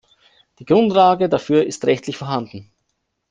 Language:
German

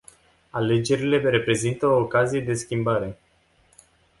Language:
Romanian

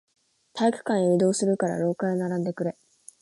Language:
Japanese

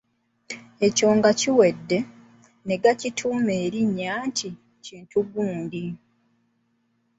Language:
Ganda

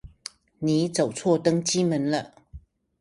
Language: Chinese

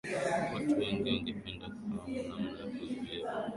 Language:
Swahili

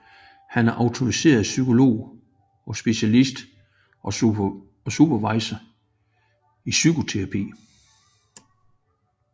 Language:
Danish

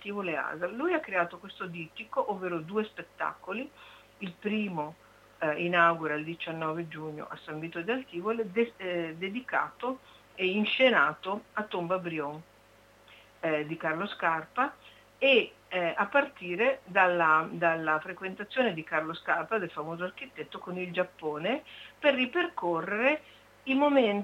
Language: Italian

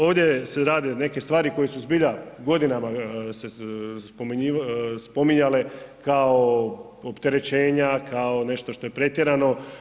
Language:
Croatian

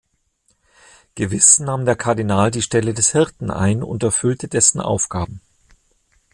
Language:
German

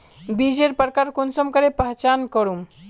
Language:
Magahi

